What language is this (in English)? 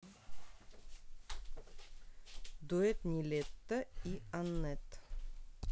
Russian